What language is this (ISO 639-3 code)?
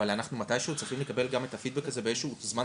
heb